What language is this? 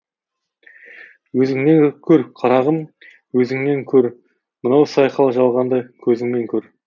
Kazakh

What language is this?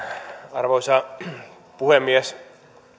Finnish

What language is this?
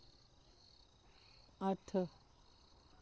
Dogri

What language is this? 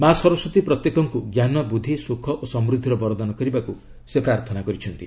Odia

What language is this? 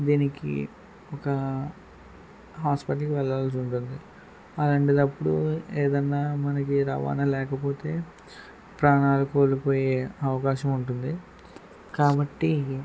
Telugu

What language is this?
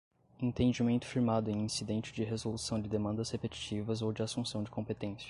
Portuguese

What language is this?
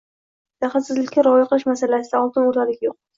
Uzbek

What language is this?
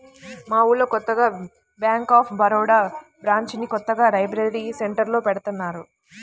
Telugu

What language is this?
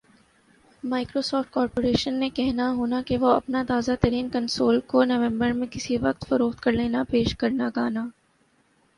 Urdu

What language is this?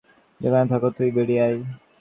Bangla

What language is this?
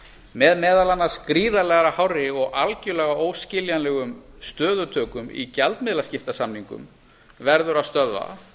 Icelandic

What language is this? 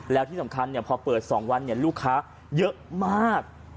Thai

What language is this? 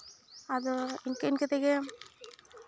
Santali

